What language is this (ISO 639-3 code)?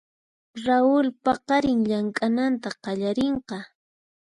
qxp